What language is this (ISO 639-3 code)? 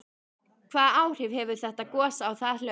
isl